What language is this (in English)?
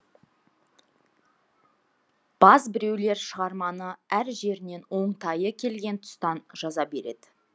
Kazakh